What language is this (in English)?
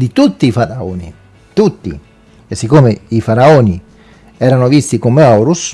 Italian